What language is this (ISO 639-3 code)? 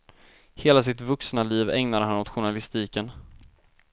swe